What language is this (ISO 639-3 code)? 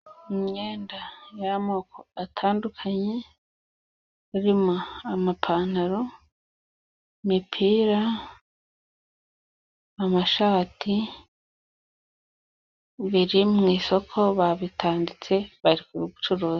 kin